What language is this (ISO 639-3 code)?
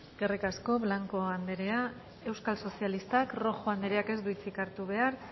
eus